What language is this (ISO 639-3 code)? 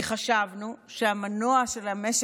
heb